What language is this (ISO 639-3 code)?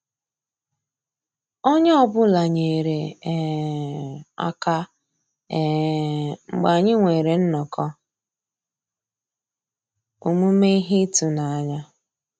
ibo